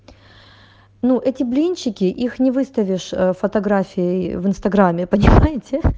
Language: Russian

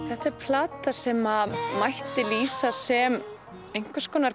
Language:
Icelandic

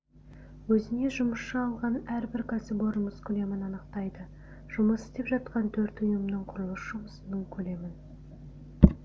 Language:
Kazakh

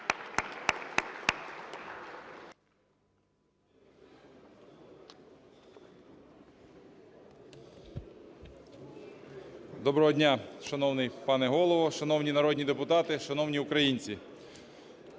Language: Ukrainian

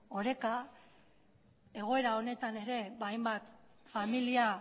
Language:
Basque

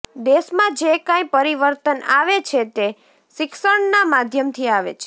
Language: Gujarati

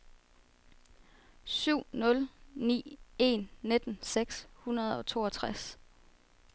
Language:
Danish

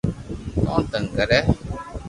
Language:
Loarki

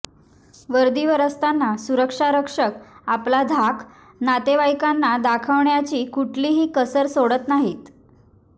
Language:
Marathi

